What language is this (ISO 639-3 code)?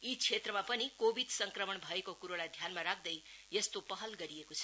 nep